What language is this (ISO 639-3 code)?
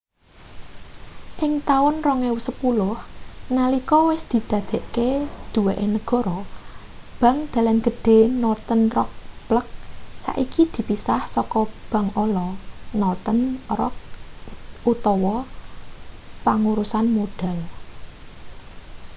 jav